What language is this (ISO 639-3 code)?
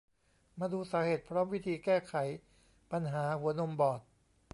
tha